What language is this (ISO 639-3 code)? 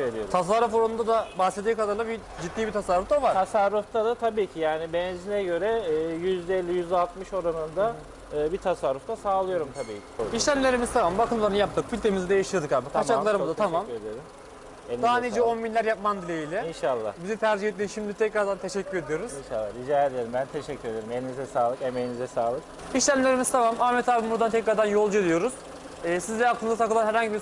tur